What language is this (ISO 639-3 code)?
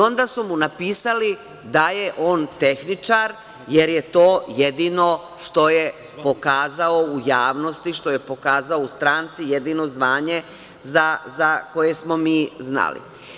srp